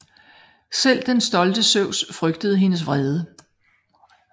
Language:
Danish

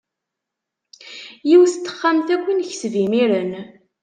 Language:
Kabyle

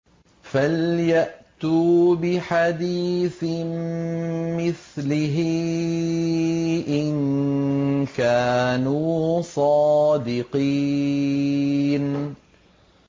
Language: Arabic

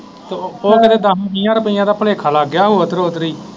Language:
Punjabi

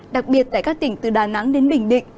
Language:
Vietnamese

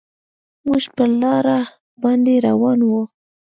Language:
Pashto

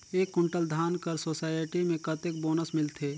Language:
Chhattisgarhi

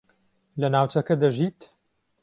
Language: Central Kurdish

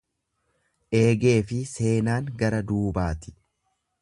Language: Oromo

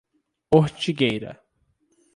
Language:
Portuguese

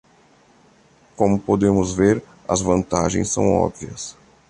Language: Portuguese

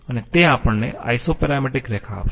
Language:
Gujarati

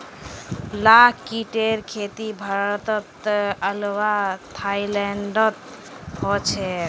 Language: Magahi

